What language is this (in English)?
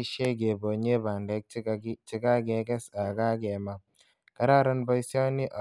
Kalenjin